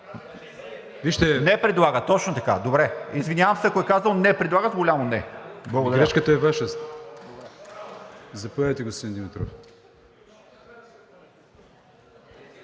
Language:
Bulgarian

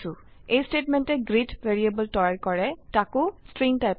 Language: Assamese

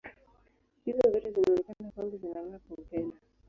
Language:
Swahili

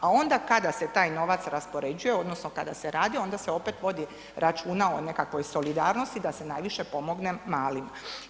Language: Croatian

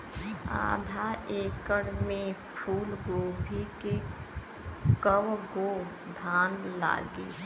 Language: Bhojpuri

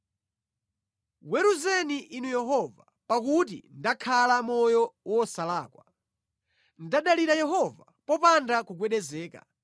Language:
Nyanja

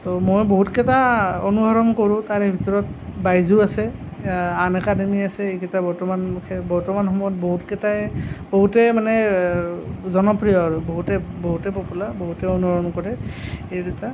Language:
Assamese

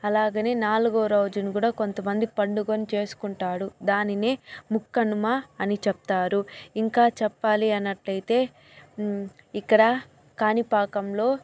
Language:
Telugu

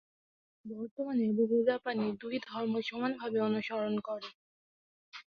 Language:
Bangla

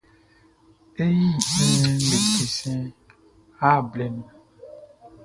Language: Baoulé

